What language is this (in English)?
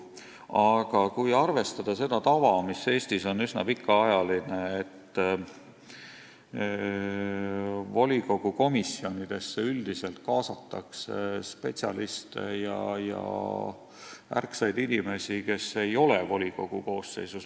Estonian